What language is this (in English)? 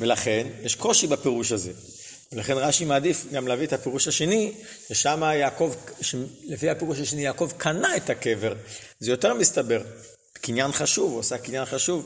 Hebrew